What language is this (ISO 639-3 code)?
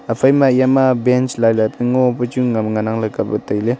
nnp